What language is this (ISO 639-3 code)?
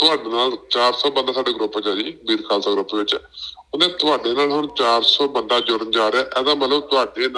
pan